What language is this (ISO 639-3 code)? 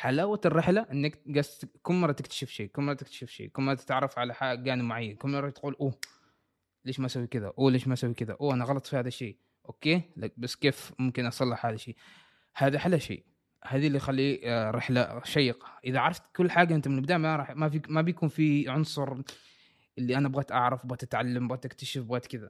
ara